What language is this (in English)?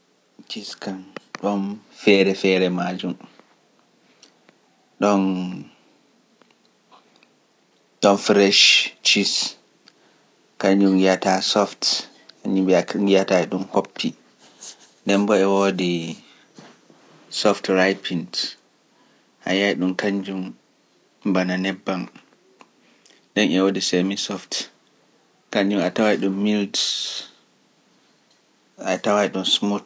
Pular